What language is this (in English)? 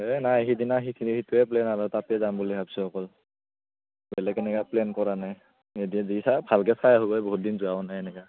Assamese